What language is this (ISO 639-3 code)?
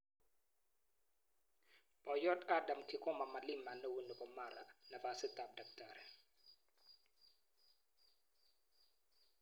kln